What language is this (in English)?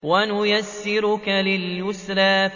Arabic